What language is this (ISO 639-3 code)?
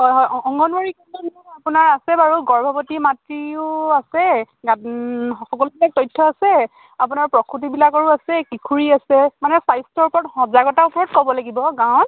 asm